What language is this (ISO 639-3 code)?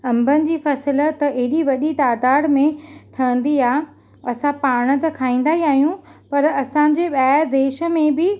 snd